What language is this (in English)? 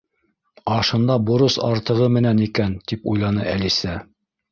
Bashkir